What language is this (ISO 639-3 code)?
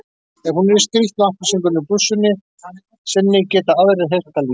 isl